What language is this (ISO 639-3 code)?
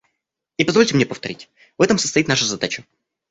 rus